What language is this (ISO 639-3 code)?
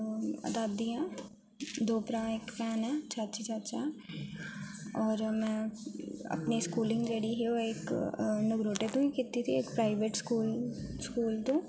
doi